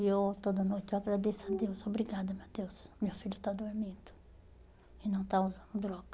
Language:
Portuguese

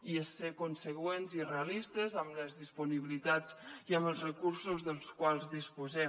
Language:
Catalan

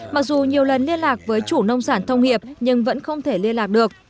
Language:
Vietnamese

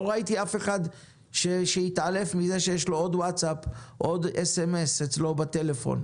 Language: Hebrew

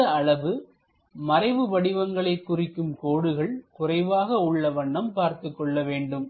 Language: Tamil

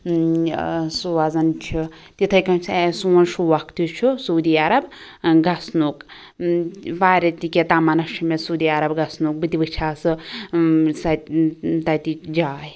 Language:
Kashmiri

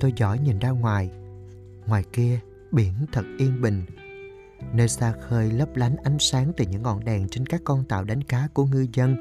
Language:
Vietnamese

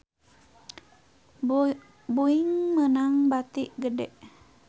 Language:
Sundanese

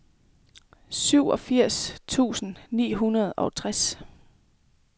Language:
Danish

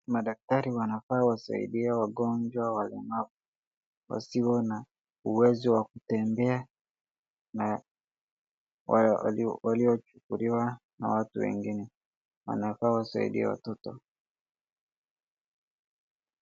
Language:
Swahili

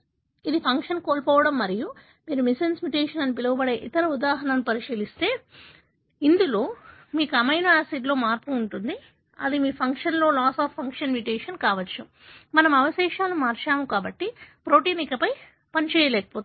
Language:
Telugu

